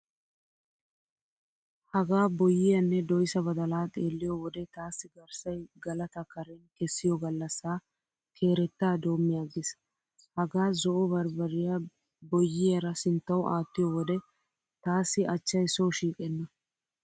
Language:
Wolaytta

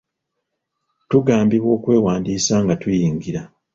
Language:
Ganda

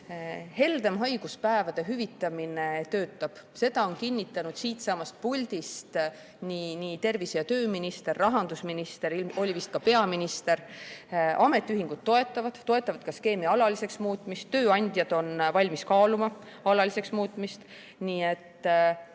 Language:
Estonian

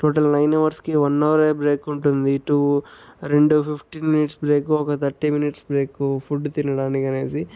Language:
Telugu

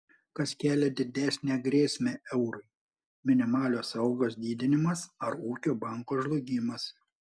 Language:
Lithuanian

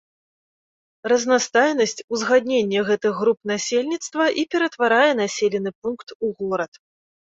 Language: Belarusian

